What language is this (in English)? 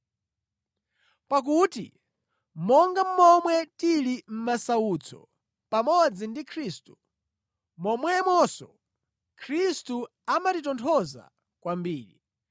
Nyanja